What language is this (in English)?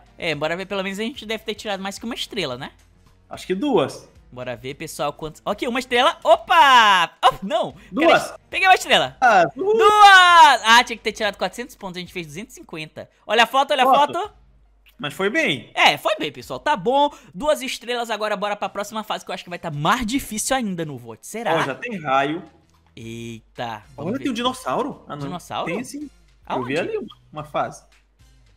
Portuguese